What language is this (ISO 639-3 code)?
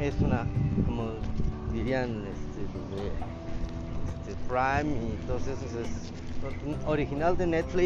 spa